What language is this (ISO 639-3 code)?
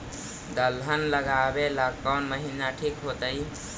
mag